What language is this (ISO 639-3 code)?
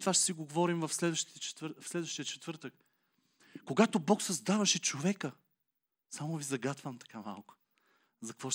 bul